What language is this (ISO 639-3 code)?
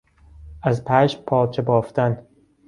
fas